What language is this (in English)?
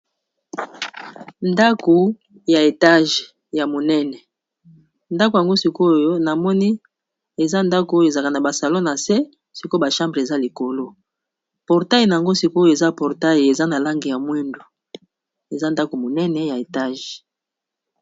Lingala